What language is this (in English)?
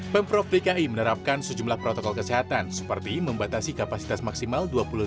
Indonesian